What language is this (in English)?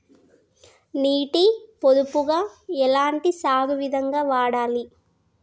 Telugu